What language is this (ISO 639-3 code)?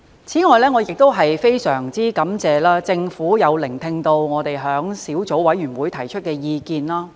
yue